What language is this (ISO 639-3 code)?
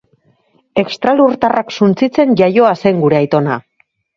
eus